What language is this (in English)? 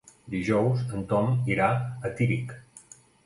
Catalan